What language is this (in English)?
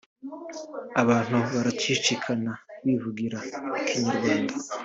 Kinyarwanda